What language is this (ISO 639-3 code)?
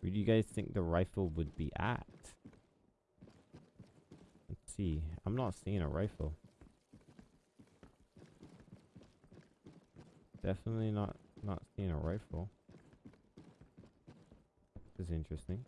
eng